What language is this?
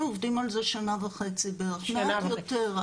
Hebrew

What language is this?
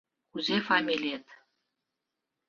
Mari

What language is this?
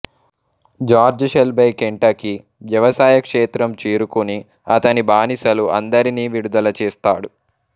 Telugu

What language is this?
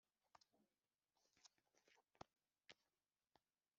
Kinyarwanda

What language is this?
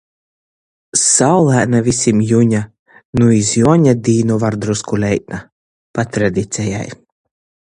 Latgalian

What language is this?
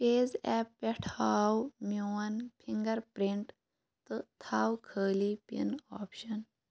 Kashmiri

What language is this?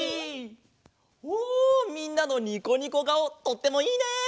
Japanese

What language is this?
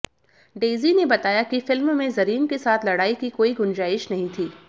Hindi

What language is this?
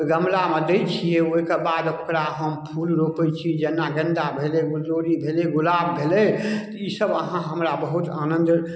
Maithili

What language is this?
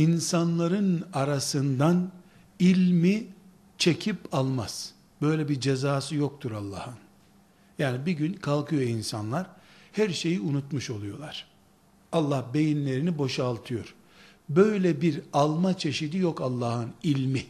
Turkish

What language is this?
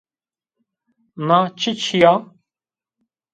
Zaza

